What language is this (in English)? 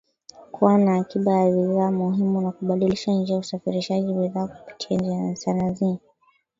Swahili